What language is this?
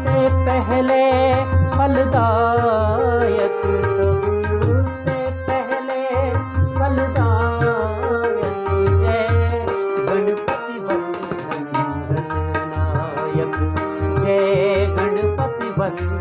Hindi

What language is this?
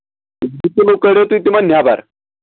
Kashmiri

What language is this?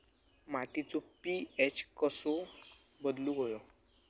Marathi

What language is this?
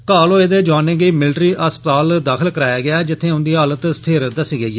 Dogri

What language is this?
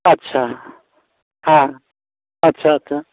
Santali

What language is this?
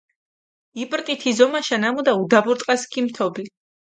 Mingrelian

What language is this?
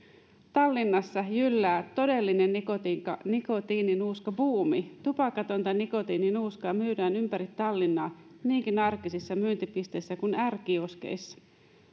Finnish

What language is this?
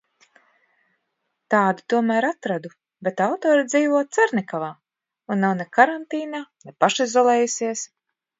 Latvian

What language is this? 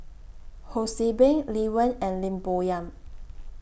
English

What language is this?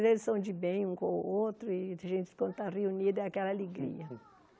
Portuguese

